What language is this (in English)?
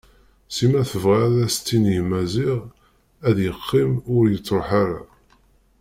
Kabyle